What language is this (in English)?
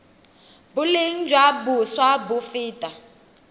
Tswana